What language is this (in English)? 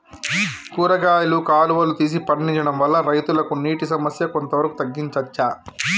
Telugu